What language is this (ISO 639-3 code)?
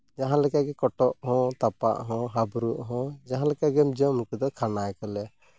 sat